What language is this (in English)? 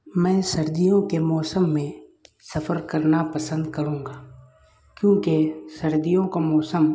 Urdu